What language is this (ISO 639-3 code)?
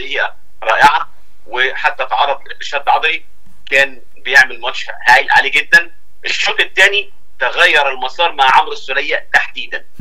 ara